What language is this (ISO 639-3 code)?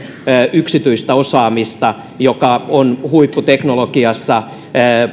fin